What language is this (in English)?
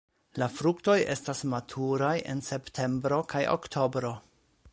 Esperanto